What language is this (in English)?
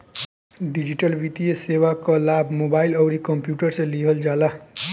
Bhojpuri